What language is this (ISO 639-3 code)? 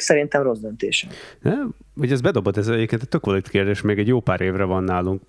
hun